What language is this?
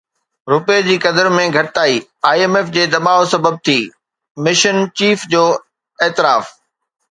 Sindhi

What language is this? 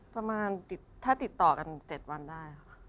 Thai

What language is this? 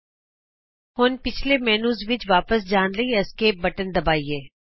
Punjabi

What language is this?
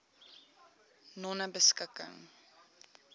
Afrikaans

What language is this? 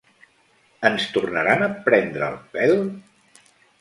Catalan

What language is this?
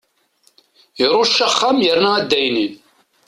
Kabyle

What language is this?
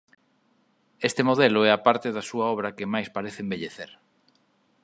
Galician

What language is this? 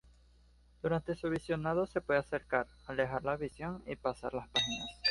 Spanish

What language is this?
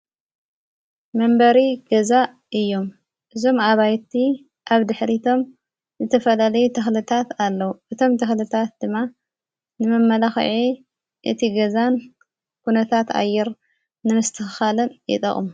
Tigrinya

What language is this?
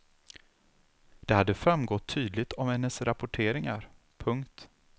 Swedish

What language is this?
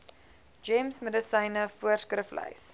Afrikaans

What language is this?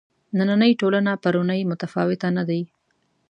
Pashto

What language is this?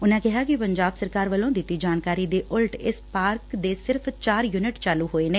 Punjabi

